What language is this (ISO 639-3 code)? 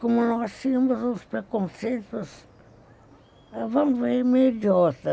por